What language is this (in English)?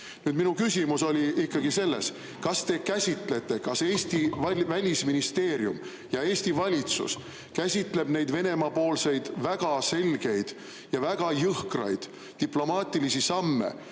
Estonian